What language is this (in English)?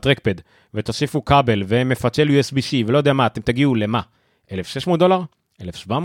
Hebrew